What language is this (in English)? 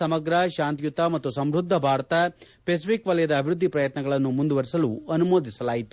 Kannada